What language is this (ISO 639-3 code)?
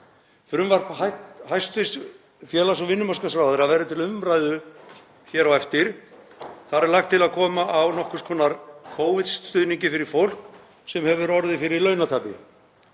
isl